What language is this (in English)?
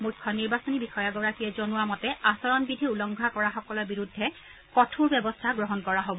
Assamese